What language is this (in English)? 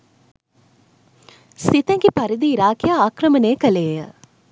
Sinhala